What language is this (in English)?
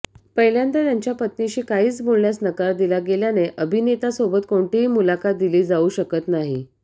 Marathi